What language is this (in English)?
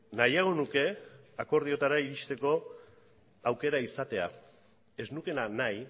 Basque